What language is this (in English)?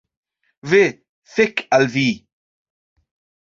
Esperanto